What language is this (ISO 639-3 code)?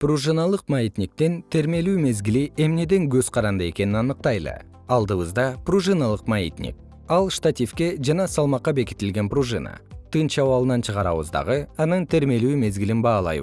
kir